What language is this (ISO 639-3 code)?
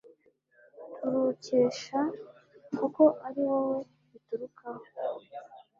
kin